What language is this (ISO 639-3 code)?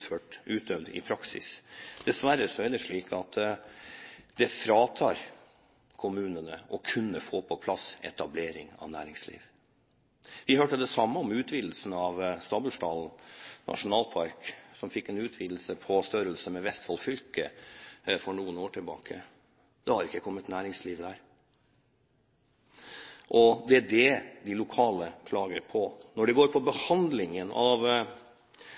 nob